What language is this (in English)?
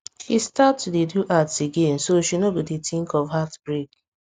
Nigerian Pidgin